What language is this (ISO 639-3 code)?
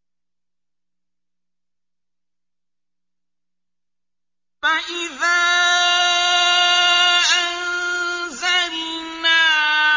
ara